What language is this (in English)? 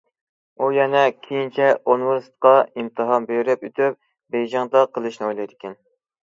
Uyghur